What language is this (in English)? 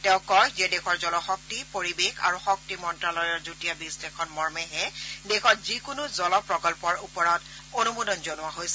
Assamese